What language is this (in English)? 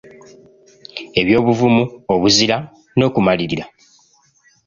Ganda